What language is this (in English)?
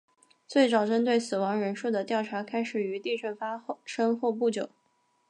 Chinese